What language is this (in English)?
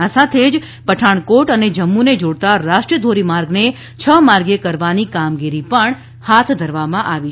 Gujarati